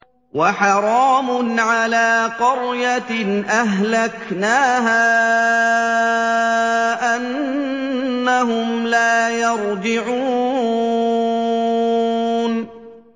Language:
Arabic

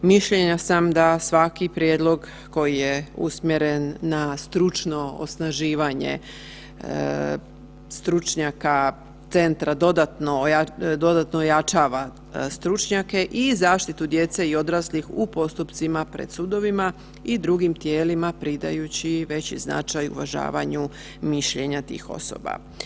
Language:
Croatian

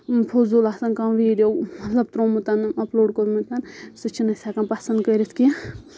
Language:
Kashmiri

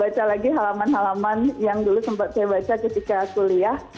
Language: Indonesian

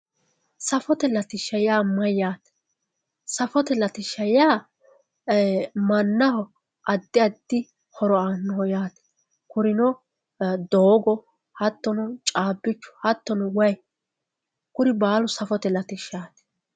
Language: Sidamo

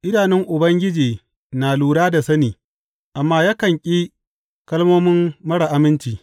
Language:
Hausa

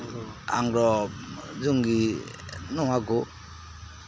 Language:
Santali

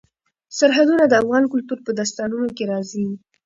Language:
Pashto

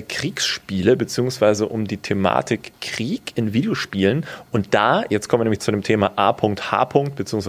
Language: German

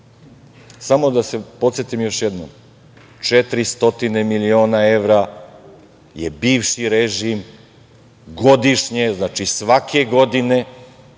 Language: Serbian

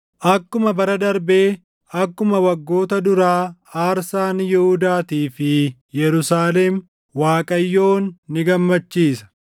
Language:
Oromo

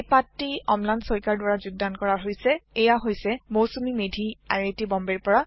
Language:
Assamese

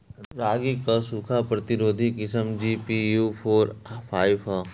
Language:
Bhojpuri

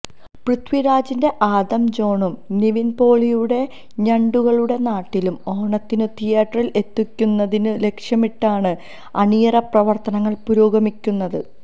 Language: Malayalam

